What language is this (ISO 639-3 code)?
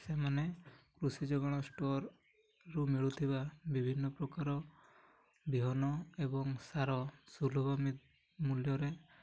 ori